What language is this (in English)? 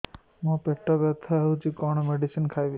Odia